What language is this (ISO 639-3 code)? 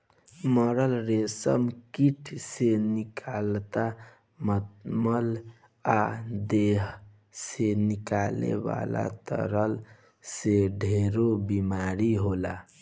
bho